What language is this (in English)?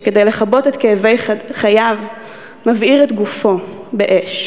Hebrew